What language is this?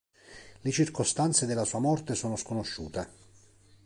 Italian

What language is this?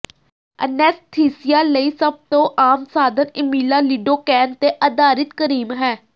Punjabi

